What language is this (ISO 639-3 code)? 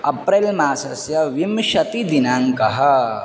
san